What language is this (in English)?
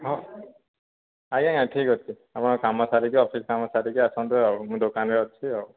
Odia